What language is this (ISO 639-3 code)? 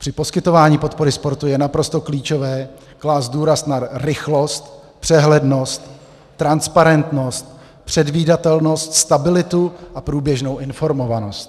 ces